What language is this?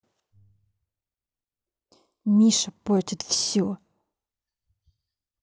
Russian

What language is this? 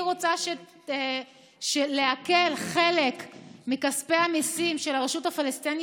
Hebrew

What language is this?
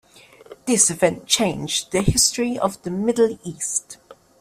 English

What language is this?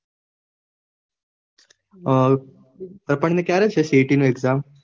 Gujarati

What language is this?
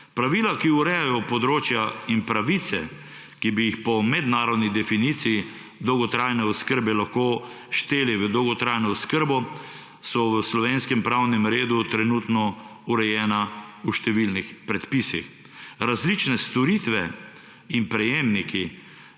Slovenian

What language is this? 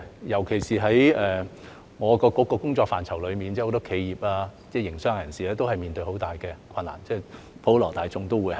Cantonese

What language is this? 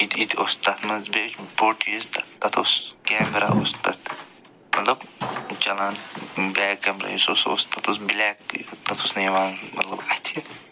Kashmiri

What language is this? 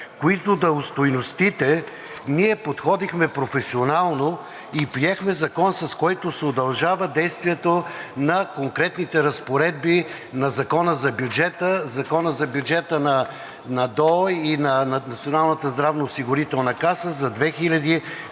Bulgarian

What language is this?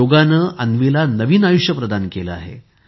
Marathi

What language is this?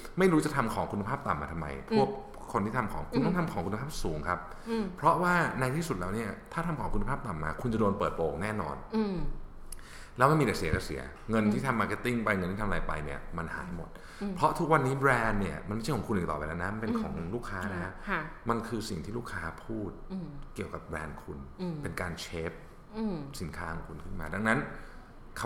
Thai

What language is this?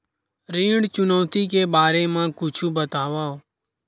Chhattisgarhi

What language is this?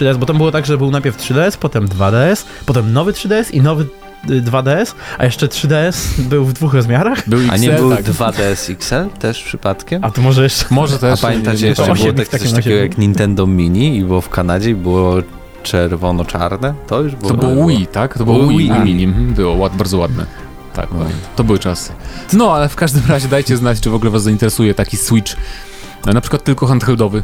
Polish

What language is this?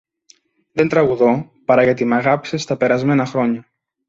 Greek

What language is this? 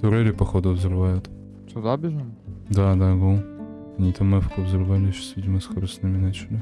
Russian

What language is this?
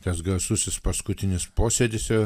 Lithuanian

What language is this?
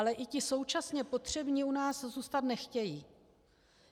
Czech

